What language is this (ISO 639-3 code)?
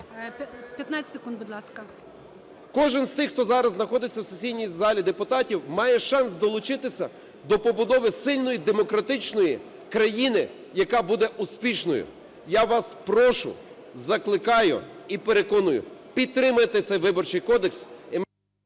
ukr